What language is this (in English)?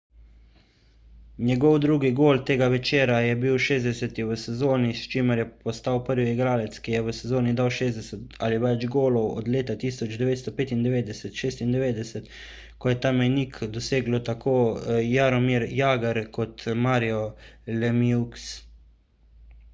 Slovenian